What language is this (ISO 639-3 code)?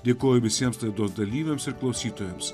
lit